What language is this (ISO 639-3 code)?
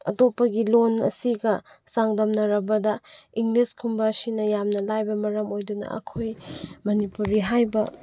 mni